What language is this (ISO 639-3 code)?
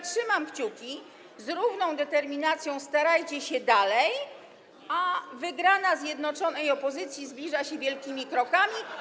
pol